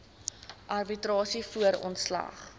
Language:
Afrikaans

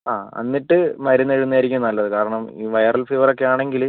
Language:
Malayalam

